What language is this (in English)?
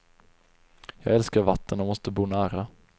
Swedish